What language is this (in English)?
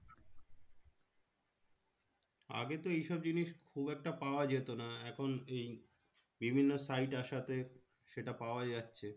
Bangla